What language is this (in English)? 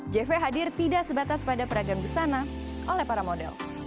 Indonesian